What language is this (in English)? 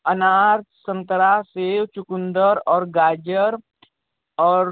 Hindi